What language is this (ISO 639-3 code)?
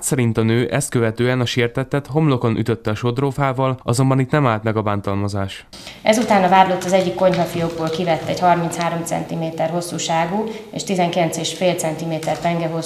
hun